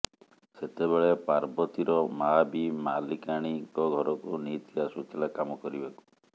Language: Odia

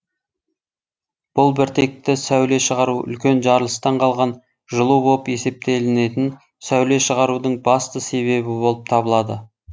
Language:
Kazakh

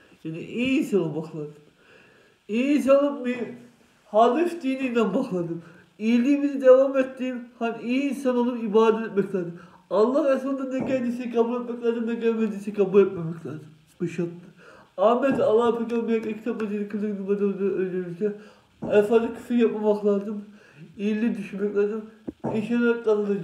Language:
Turkish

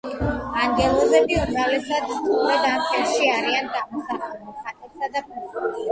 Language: Georgian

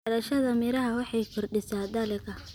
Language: Somali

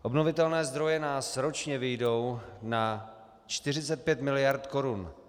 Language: Czech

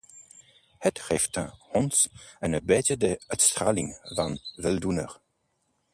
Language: Dutch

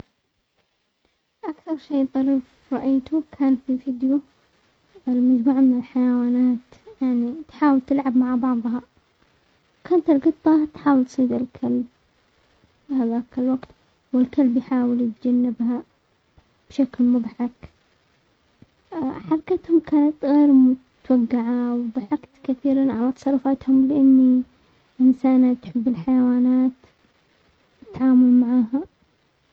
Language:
Omani Arabic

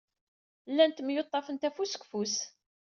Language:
Kabyle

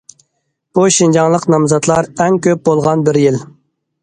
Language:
Uyghur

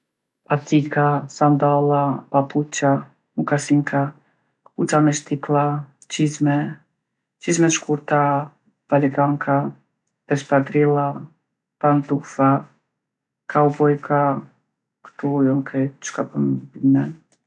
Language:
Gheg Albanian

